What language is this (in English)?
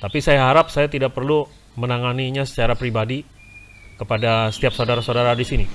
Indonesian